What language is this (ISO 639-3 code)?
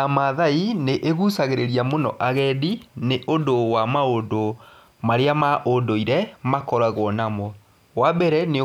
kik